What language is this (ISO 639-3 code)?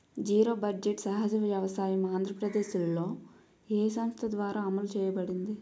tel